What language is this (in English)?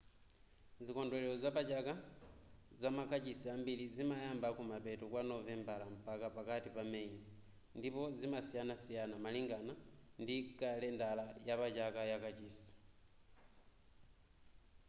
Nyanja